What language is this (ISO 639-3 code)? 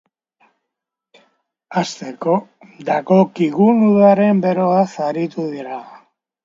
eus